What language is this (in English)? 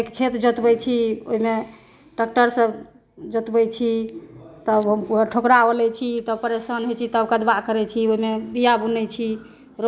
Maithili